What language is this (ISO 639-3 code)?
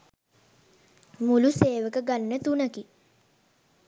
sin